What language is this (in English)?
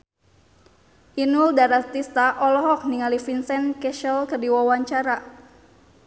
Sundanese